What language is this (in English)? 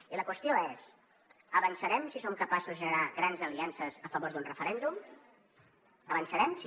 Catalan